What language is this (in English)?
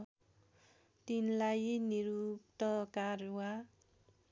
Nepali